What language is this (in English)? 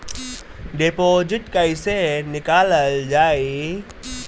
Bhojpuri